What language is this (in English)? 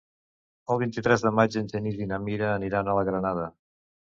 Catalan